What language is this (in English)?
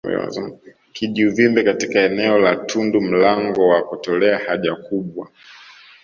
Swahili